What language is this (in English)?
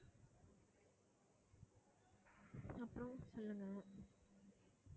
Tamil